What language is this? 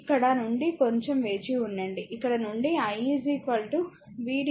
Telugu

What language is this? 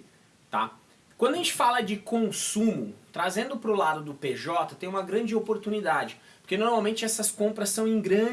Portuguese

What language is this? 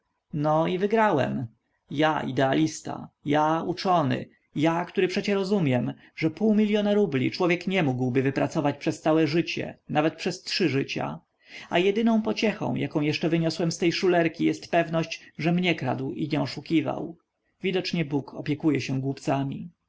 Polish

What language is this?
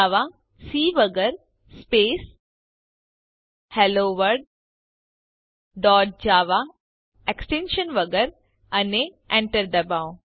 Gujarati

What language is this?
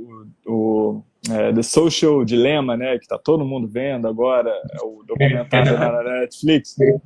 Portuguese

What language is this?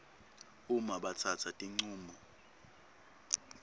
Swati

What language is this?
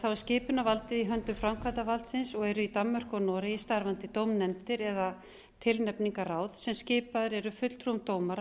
Icelandic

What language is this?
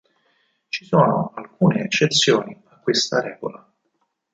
Italian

